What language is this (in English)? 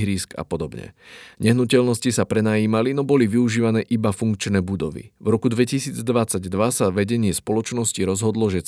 Slovak